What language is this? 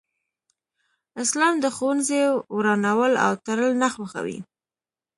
Pashto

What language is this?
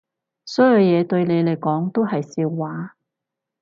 Cantonese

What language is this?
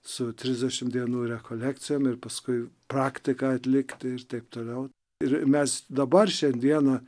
Lithuanian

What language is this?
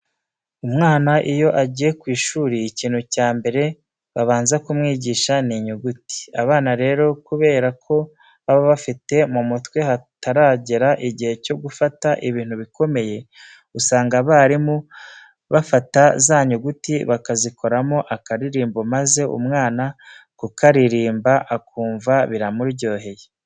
Kinyarwanda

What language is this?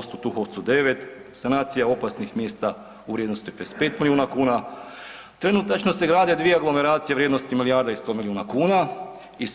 Croatian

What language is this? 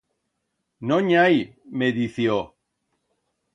Aragonese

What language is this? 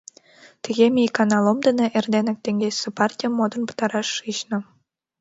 Mari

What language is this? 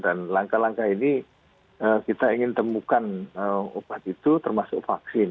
Indonesian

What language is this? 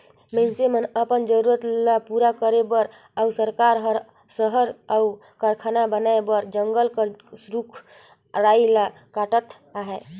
Chhattisgarhi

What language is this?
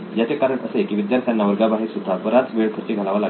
Marathi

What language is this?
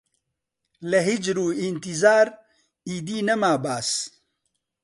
Central Kurdish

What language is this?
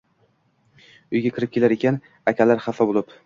Uzbek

